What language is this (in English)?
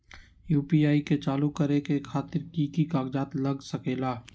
Magahi